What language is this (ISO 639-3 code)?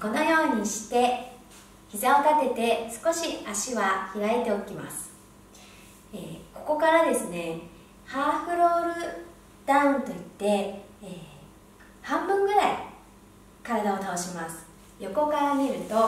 jpn